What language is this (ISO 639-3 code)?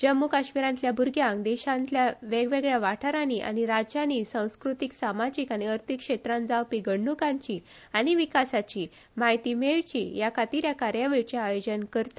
kok